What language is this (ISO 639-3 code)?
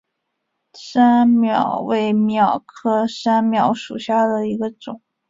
zho